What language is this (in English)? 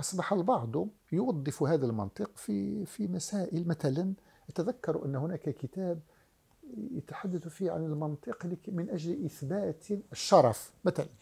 Arabic